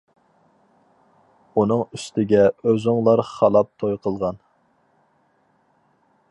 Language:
Uyghur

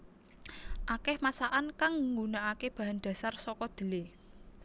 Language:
Javanese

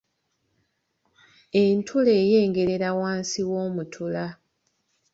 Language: Ganda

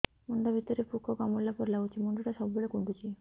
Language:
Odia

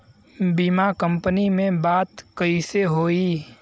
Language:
Bhojpuri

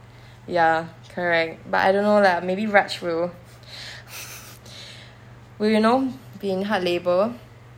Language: English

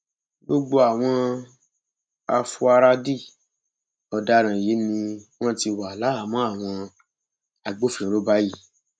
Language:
Yoruba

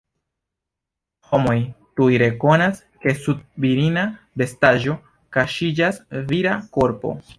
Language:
Esperanto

